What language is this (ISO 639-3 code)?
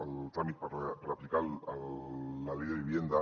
cat